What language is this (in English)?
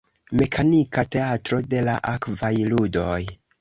Esperanto